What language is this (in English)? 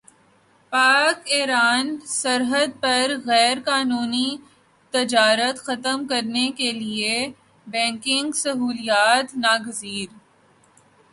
Urdu